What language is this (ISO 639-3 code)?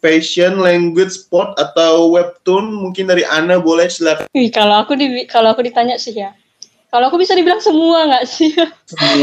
ind